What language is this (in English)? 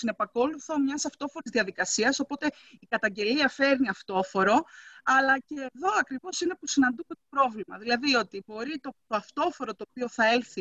Greek